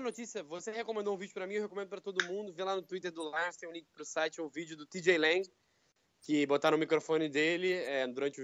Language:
Portuguese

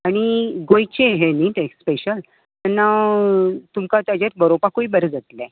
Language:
Konkani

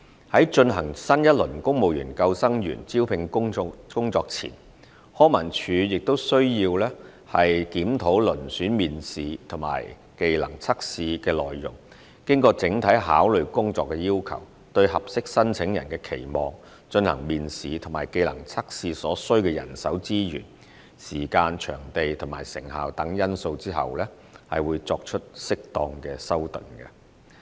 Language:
Cantonese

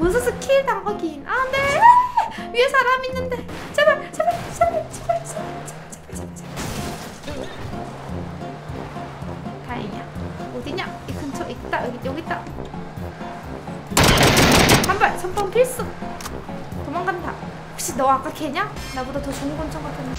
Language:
Korean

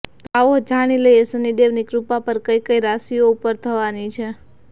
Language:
Gujarati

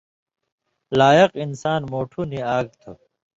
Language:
Indus Kohistani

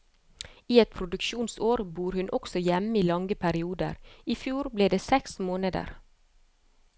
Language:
Norwegian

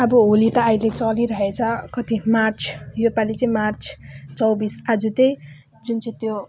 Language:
Nepali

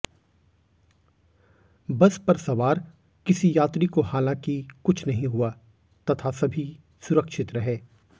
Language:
Hindi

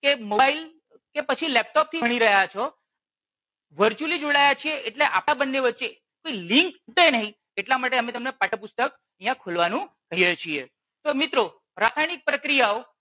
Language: Gujarati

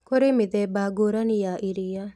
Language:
Kikuyu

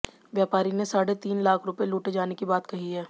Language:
Hindi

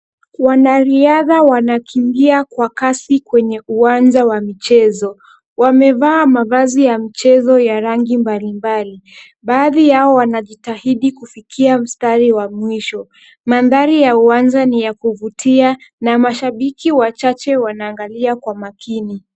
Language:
Swahili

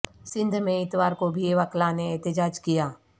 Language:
Urdu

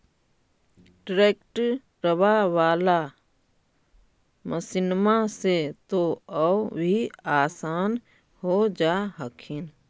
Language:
Magahi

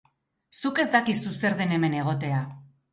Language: Basque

